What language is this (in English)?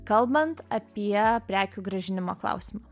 Lithuanian